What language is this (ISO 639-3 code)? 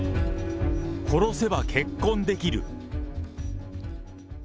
jpn